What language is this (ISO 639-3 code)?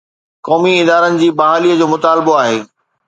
snd